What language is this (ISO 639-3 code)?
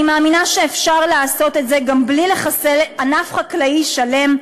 heb